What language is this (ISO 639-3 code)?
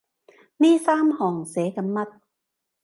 yue